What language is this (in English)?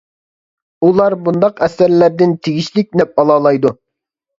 Uyghur